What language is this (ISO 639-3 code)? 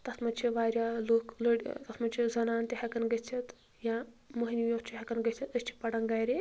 kas